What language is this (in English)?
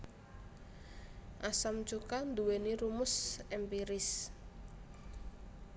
Javanese